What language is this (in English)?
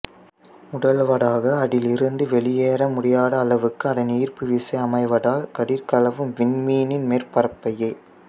Tamil